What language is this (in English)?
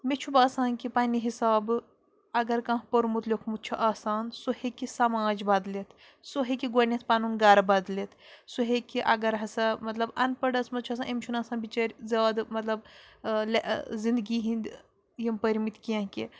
Kashmiri